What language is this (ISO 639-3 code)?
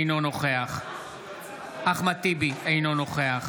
heb